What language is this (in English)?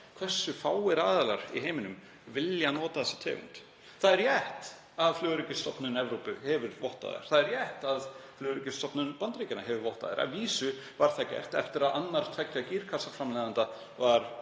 Icelandic